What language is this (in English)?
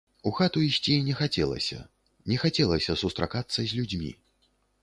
Belarusian